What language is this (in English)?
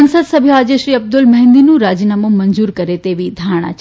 Gujarati